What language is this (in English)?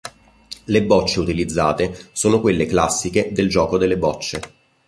Italian